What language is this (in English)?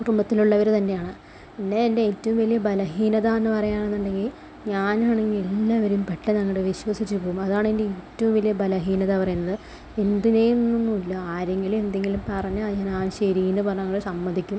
Malayalam